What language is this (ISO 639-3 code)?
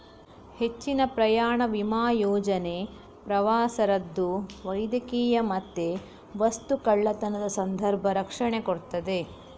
kan